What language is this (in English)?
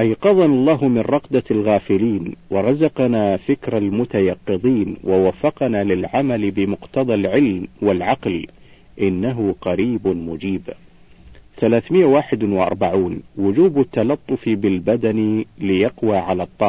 Arabic